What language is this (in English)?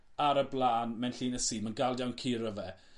Welsh